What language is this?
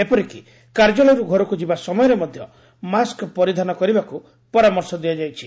Odia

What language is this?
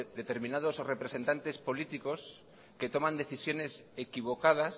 Spanish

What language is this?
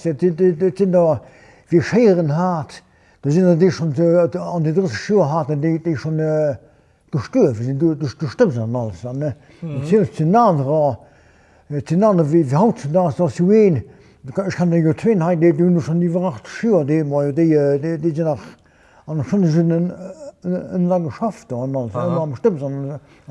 Dutch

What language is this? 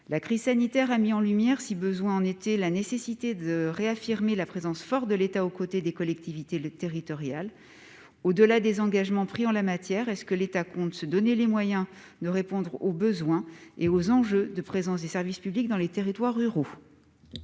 French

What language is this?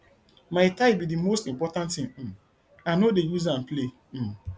Nigerian Pidgin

